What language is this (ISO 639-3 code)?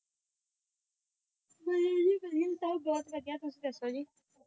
pan